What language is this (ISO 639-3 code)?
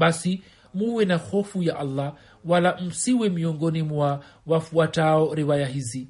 swa